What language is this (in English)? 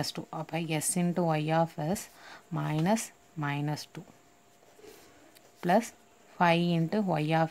Hindi